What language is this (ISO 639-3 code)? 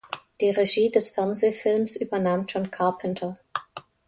deu